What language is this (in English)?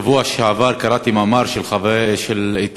Hebrew